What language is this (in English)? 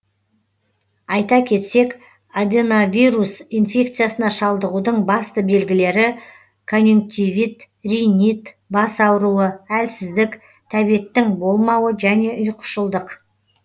Kazakh